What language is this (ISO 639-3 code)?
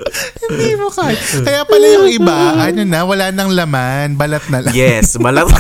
fil